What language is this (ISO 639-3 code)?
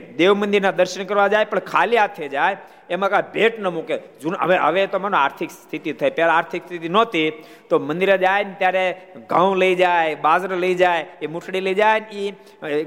guj